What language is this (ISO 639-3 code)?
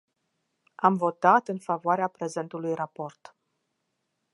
ron